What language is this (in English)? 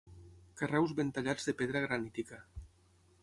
Catalan